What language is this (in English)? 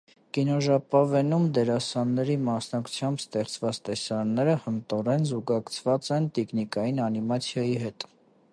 Armenian